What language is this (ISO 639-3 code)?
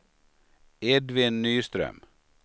swe